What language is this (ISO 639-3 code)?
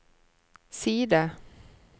nor